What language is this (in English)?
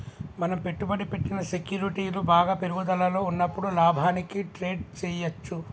Telugu